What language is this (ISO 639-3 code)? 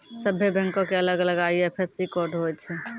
mai